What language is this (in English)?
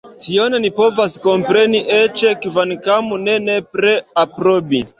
Esperanto